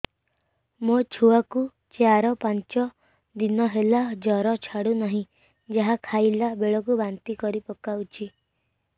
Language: Odia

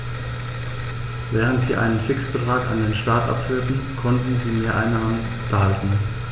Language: German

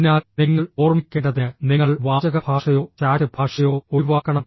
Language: Malayalam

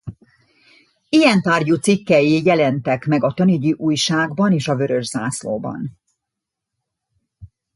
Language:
Hungarian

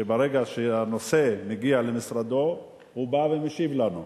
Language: Hebrew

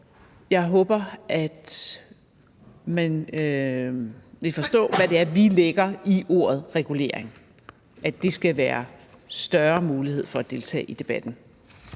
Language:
Danish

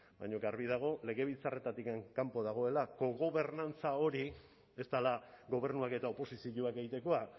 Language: Basque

